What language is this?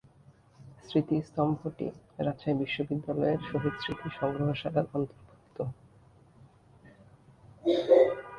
Bangla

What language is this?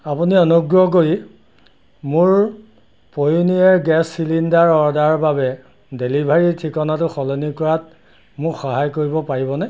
Assamese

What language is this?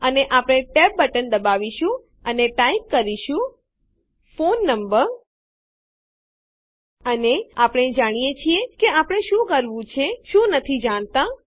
Gujarati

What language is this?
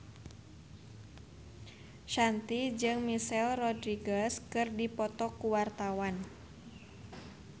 Sundanese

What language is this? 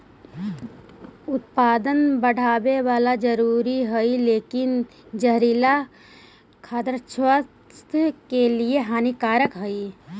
Magahi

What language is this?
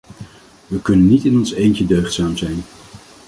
Dutch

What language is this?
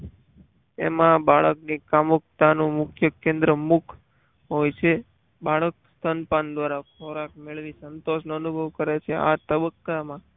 Gujarati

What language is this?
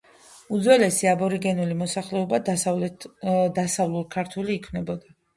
Georgian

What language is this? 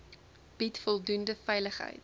Afrikaans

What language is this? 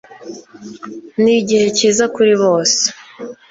Kinyarwanda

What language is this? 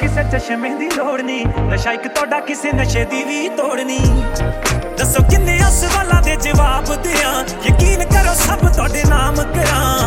Punjabi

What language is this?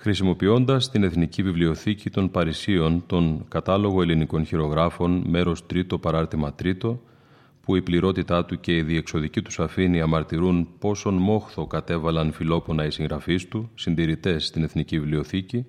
Greek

